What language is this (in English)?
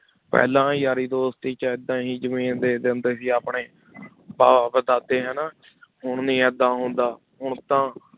Punjabi